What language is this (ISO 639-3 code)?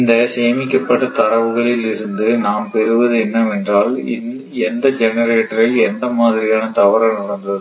tam